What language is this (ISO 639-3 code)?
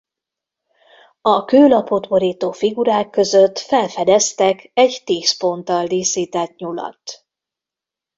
hun